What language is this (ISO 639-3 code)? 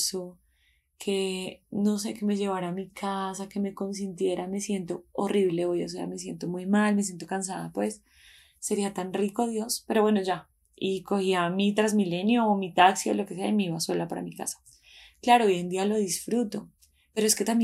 spa